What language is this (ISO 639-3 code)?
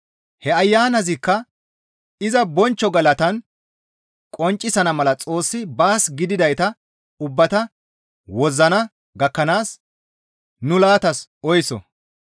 gmv